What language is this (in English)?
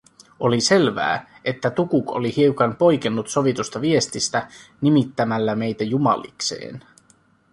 Finnish